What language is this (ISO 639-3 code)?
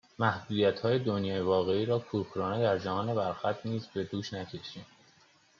fas